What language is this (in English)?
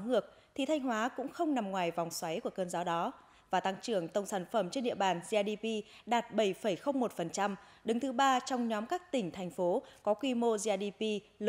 Vietnamese